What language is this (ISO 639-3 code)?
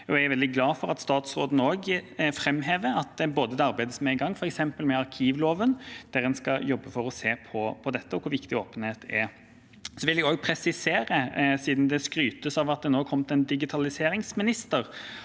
nor